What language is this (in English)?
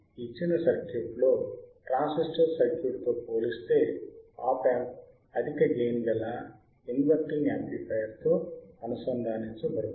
Telugu